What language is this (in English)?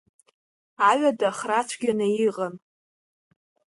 Abkhazian